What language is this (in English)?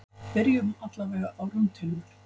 Icelandic